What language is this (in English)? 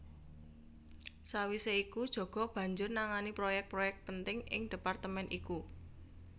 Javanese